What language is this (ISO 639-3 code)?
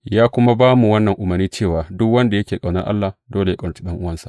hau